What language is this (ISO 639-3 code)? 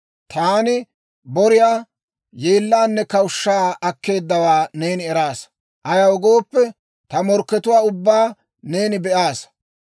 dwr